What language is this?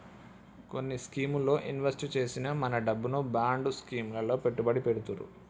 Telugu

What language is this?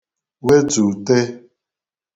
Igbo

